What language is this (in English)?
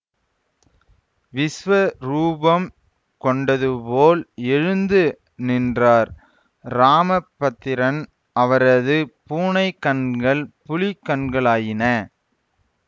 Tamil